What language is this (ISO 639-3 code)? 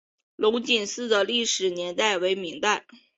zho